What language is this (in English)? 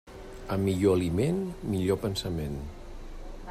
Catalan